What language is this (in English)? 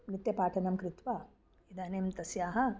Sanskrit